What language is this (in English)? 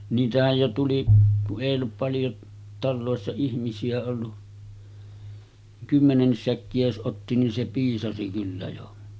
Finnish